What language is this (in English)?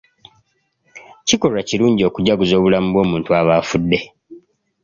Ganda